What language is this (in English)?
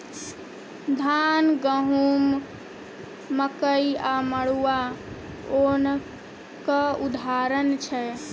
Maithili